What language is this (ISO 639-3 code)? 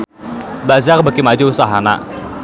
sun